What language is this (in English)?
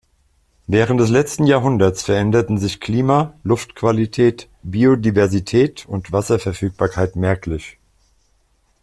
German